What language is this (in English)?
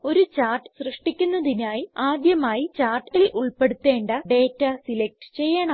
Malayalam